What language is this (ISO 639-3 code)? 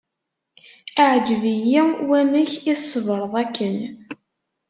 kab